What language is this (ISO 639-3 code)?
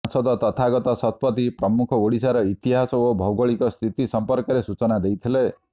ori